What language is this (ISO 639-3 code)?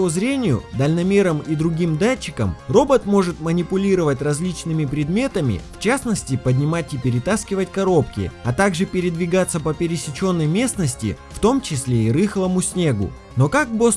rus